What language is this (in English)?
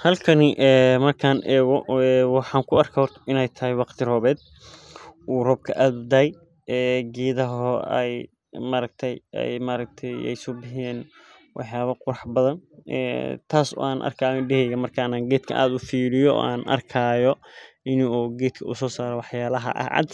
Somali